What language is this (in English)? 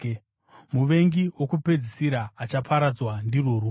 Shona